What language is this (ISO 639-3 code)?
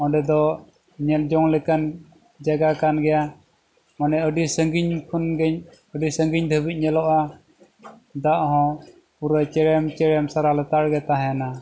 sat